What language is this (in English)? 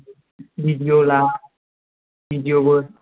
Bodo